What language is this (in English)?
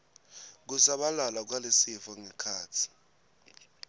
Swati